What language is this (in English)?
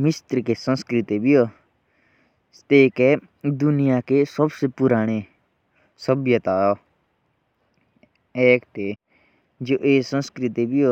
Jaunsari